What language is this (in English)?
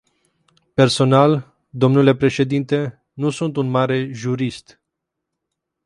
Romanian